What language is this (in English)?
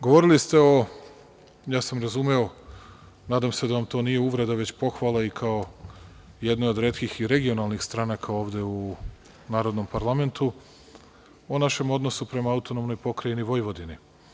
Serbian